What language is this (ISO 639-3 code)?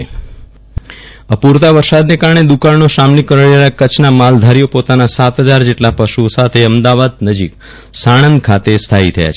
guj